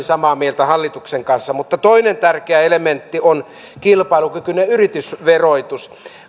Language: Finnish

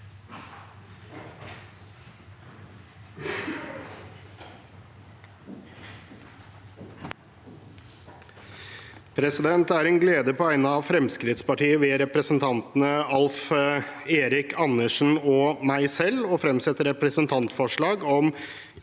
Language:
Norwegian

